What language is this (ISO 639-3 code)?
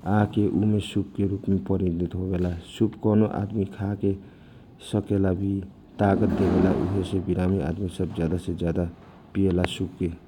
thq